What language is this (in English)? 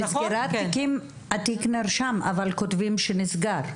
Hebrew